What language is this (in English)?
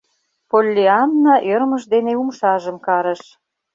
Mari